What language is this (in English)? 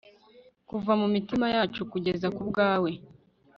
Kinyarwanda